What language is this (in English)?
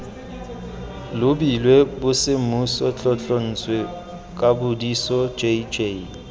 Tswana